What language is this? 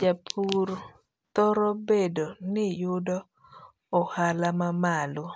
Luo (Kenya and Tanzania)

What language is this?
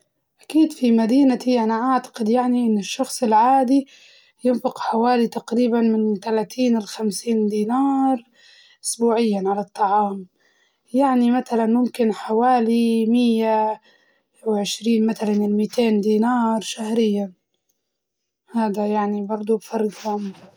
Libyan Arabic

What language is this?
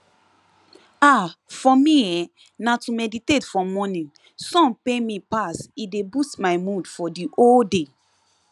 Nigerian Pidgin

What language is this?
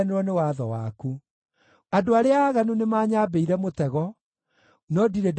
Kikuyu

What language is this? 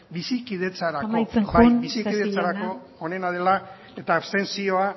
Basque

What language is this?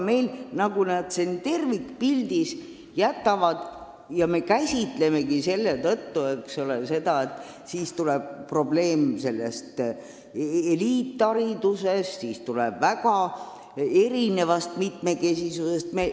Estonian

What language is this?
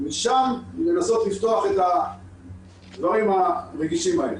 Hebrew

